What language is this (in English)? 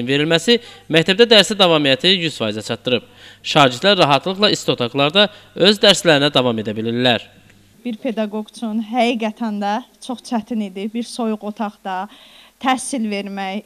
Turkish